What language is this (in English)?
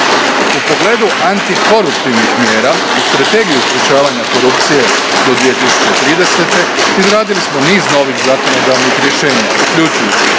Croatian